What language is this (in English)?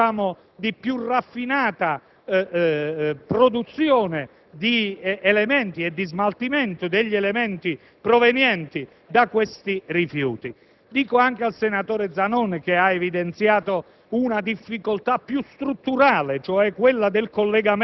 Italian